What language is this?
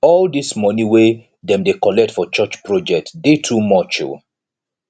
Nigerian Pidgin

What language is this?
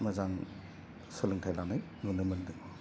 Bodo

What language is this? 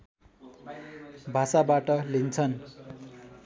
Nepali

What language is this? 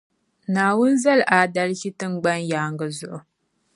Dagbani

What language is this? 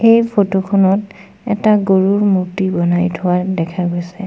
Assamese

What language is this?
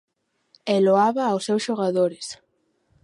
Galician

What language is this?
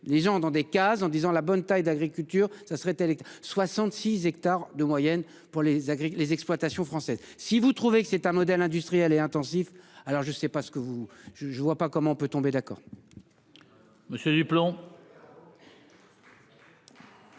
French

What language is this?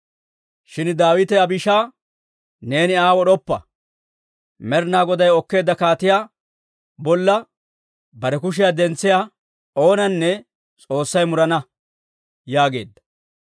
Dawro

